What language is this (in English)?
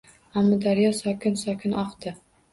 Uzbek